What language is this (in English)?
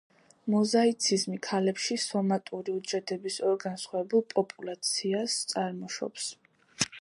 Georgian